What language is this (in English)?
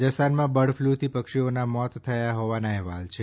Gujarati